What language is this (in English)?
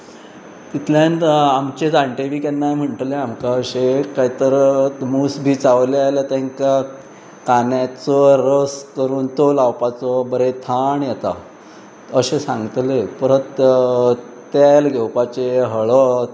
Konkani